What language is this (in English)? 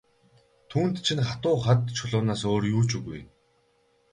Mongolian